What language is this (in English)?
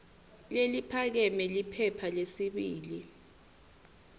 Swati